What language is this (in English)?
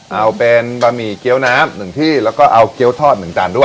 Thai